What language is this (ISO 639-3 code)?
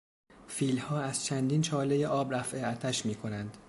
fas